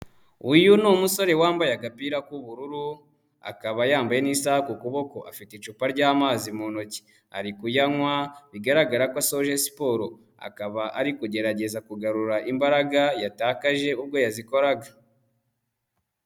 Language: Kinyarwanda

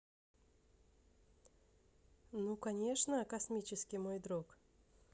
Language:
Russian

